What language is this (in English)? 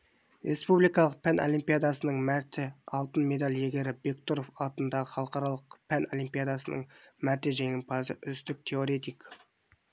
Kazakh